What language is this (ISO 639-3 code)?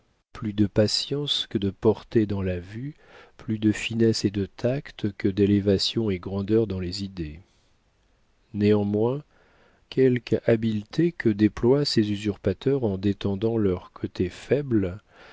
fra